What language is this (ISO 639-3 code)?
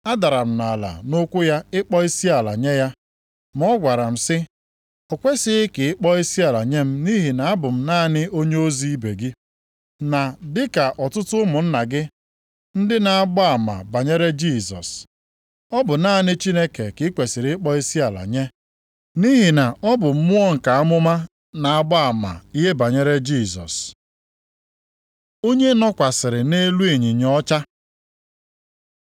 ibo